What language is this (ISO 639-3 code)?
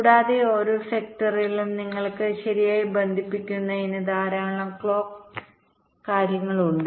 mal